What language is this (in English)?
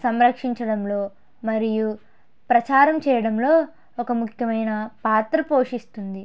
Telugu